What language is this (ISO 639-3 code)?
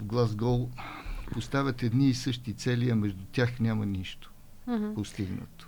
bul